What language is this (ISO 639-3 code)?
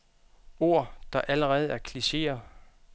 dan